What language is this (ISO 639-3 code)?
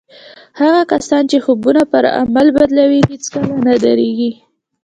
pus